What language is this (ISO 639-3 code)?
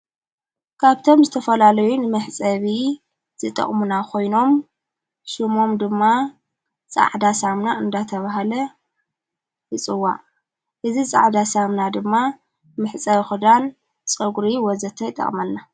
tir